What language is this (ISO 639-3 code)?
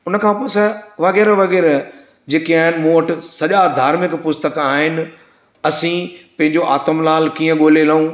snd